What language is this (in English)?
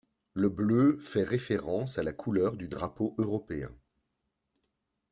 French